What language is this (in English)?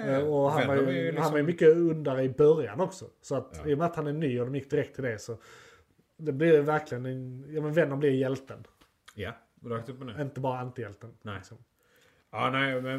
Swedish